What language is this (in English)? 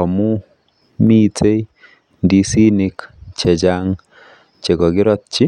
Kalenjin